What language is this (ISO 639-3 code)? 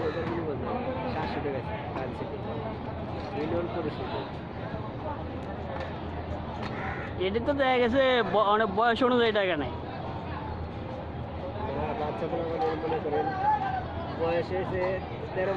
ben